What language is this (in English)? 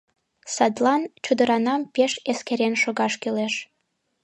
Mari